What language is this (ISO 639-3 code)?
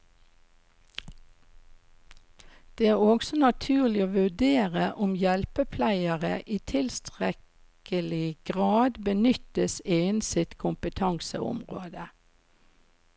nor